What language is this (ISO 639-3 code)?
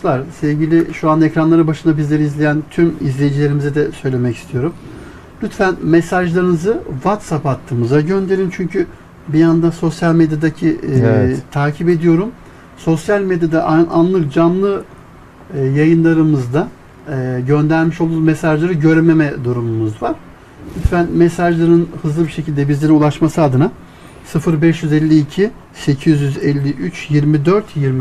tur